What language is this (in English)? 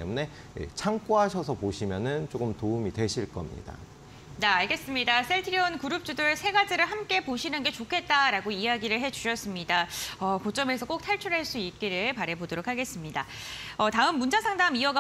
Korean